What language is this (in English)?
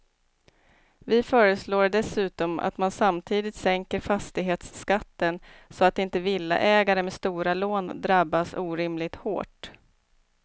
Swedish